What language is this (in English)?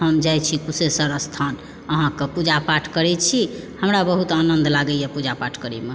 Maithili